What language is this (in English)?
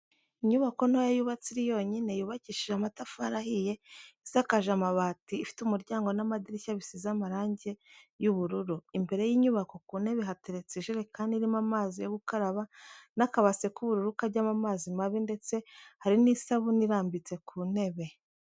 Kinyarwanda